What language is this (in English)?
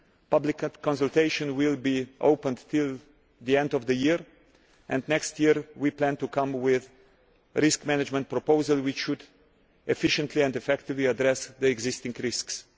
English